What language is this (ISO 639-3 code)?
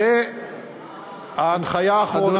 heb